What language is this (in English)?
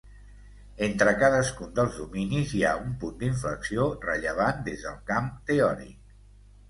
Catalan